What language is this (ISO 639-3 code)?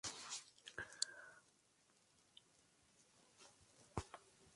spa